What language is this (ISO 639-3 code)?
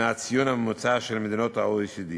heb